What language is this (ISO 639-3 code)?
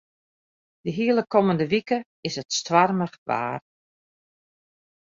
fry